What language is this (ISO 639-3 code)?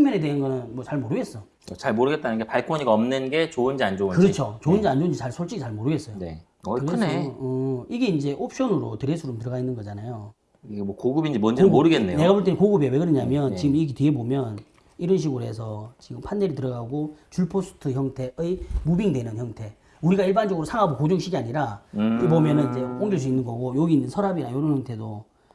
kor